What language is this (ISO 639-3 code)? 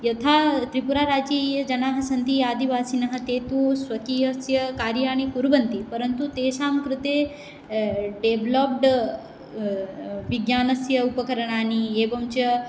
san